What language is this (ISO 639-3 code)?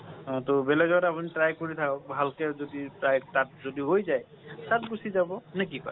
asm